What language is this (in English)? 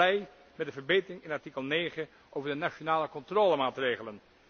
Dutch